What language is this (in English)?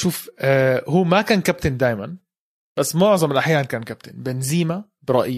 Arabic